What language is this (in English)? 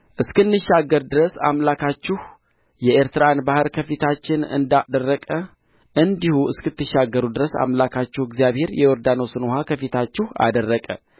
Amharic